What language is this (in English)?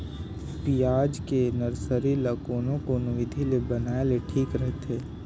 Chhattisgarhi